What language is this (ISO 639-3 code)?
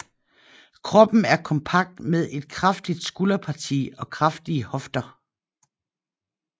dan